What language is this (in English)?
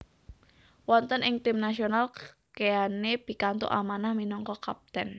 Javanese